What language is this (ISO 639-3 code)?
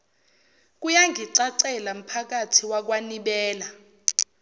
zul